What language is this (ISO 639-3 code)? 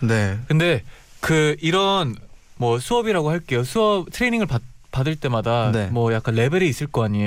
kor